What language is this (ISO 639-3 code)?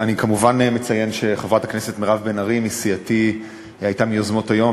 heb